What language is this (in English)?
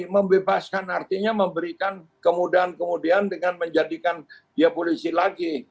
Indonesian